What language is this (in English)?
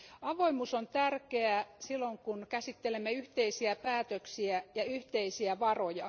Finnish